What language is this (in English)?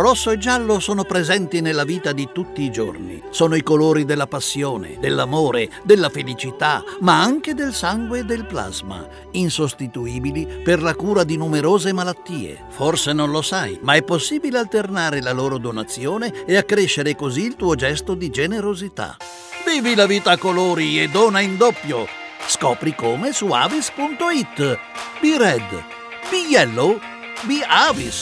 Italian